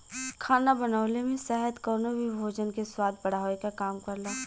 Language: Bhojpuri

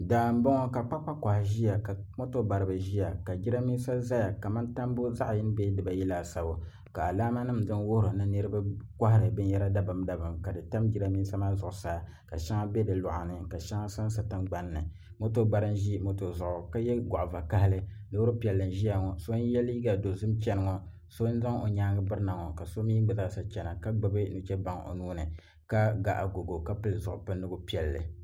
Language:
Dagbani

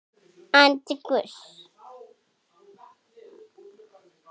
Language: Icelandic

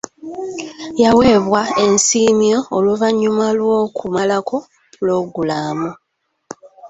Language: Ganda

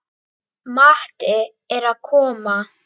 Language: Icelandic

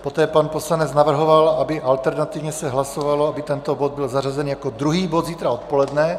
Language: Czech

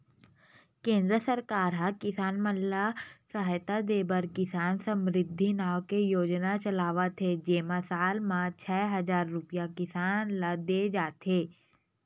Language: Chhattisgarhi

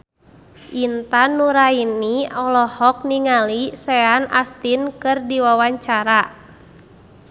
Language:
Sundanese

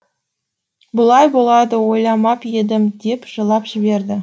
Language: Kazakh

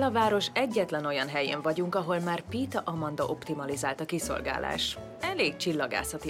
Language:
Hungarian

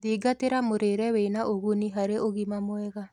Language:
Kikuyu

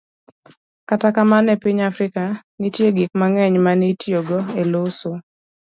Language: Luo (Kenya and Tanzania)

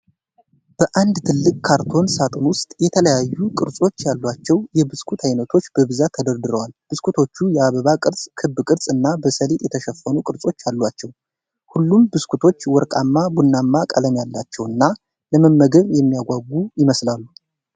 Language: Amharic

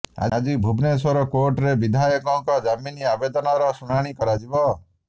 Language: Odia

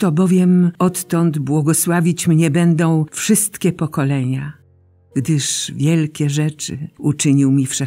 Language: Polish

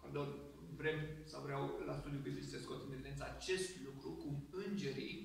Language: Romanian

